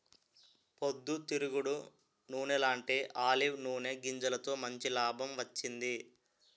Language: Telugu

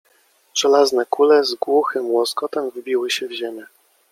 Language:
Polish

